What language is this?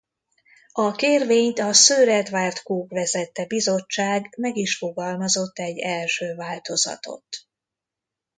Hungarian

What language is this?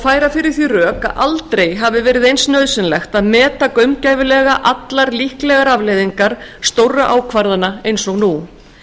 Icelandic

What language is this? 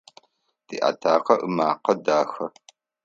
Adyghe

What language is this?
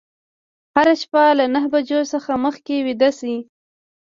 Pashto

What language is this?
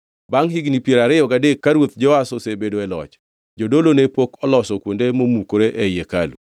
Luo (Kenya and Tanzania)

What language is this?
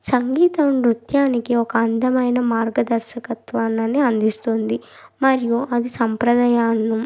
Telugu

